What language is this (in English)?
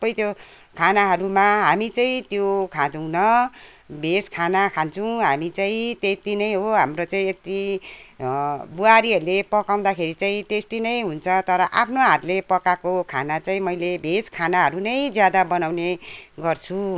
Nepali